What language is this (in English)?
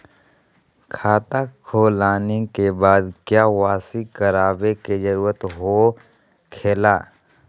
Magahi